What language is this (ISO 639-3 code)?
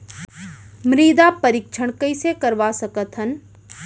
hne